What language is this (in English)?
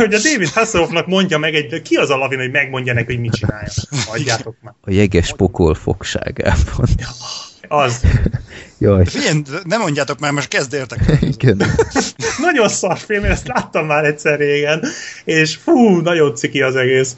Hungarian